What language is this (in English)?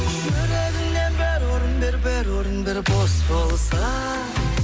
Kazakh